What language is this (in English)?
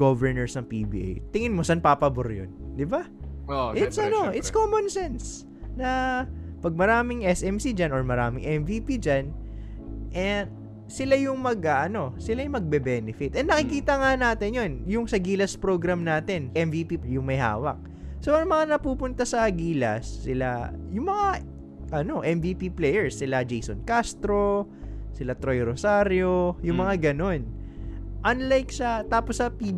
Filipino